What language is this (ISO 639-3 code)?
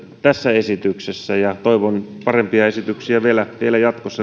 fin